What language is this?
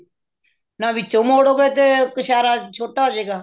Punjabi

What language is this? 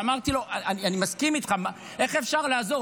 Hebrew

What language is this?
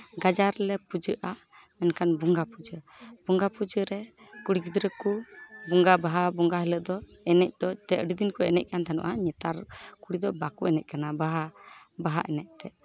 Santali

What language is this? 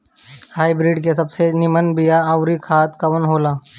Bhojpuri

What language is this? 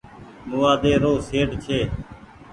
Goaria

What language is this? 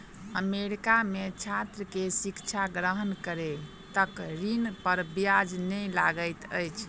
Maithili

